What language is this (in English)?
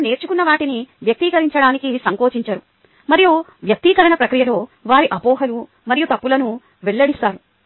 Telugu